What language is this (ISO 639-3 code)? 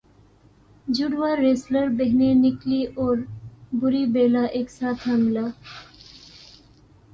urd